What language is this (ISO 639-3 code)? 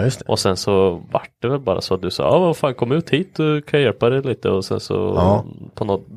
swe